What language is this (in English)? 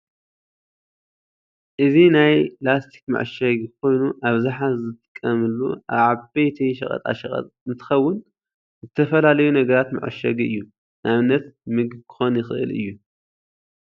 Tigrinya